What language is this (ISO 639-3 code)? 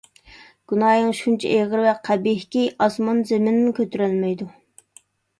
uig